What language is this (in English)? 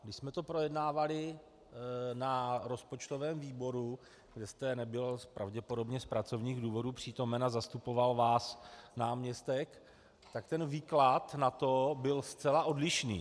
Czech